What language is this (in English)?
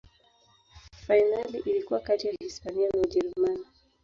Swahili